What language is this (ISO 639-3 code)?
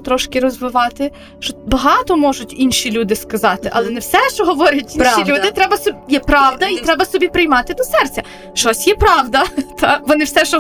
ukr